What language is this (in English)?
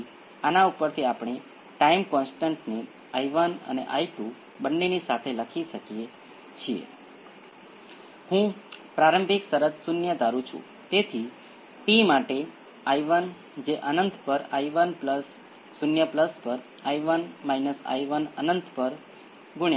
Gujarati